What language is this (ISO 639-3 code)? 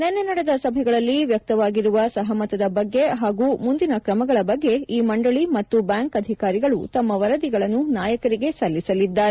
kan